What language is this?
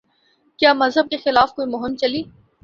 Urdu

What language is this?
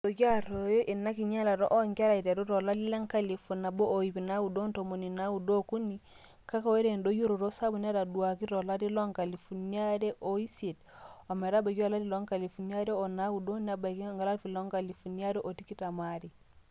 Masai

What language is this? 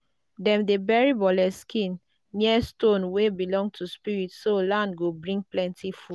Nigerian Pidgin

